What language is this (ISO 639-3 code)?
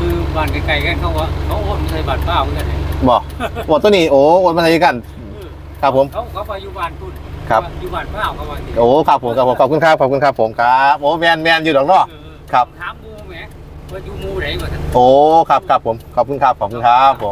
tha